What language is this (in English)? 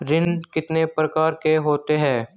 Hindi